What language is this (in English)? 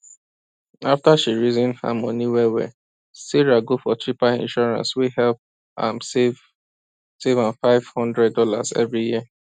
Nigerian Pidgin